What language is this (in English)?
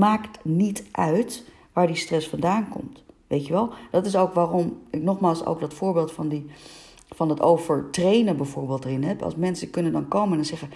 Dutch